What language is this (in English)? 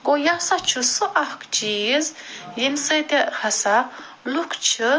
Kashmiri